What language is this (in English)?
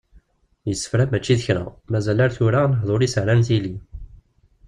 Kabyle